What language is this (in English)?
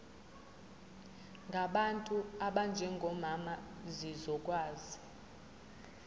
Zulu